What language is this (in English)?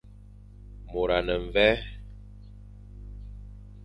Fang